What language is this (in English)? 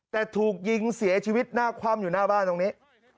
Thai